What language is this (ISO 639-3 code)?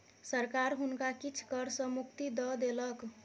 mai